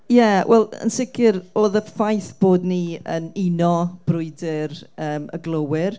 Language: Welsh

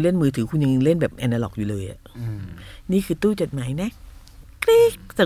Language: Thai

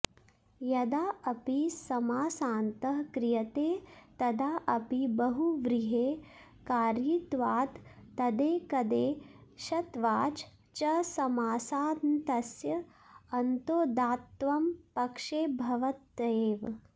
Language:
Sanskrit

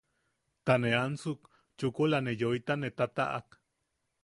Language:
Yaqui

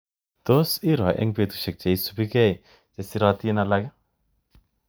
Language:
Kalenjin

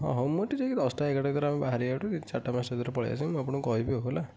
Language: Odia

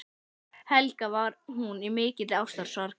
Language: Icelandic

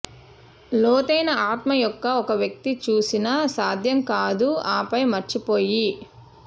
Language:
Telugu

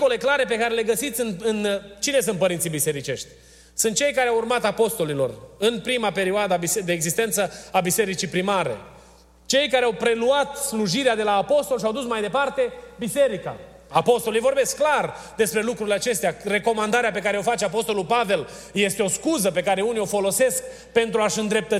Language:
Romanian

